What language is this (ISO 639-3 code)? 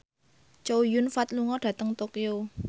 jav